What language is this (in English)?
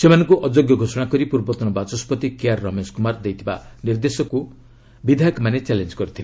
Odia